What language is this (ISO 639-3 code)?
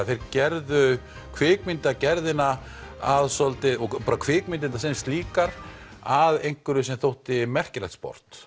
isl